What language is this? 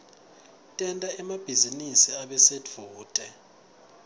Swati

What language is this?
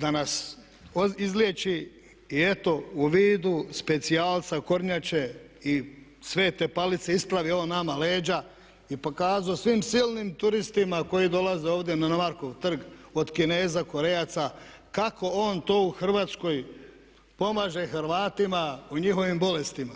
Croatian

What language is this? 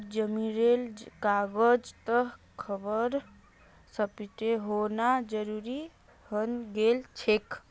Magahi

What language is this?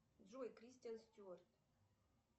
Russian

